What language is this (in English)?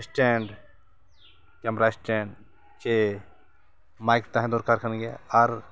Santali